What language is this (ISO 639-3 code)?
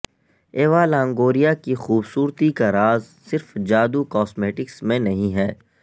urd